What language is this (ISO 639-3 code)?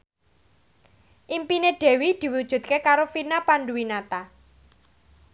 jav